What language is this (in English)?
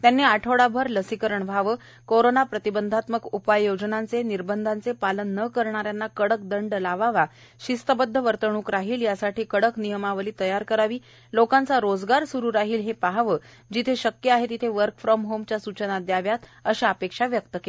Marathi